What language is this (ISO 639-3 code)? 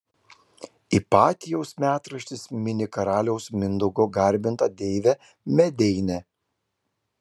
lit